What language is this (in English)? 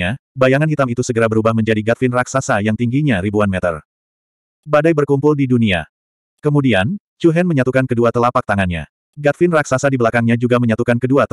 Indonesian